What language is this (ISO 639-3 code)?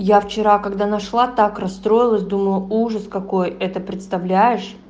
rus